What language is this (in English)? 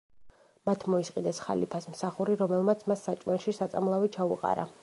Georgian